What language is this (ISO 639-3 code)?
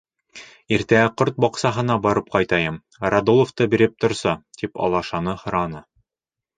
bak